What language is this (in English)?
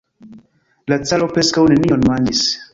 Esperanto